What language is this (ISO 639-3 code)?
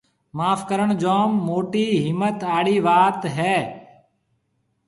mve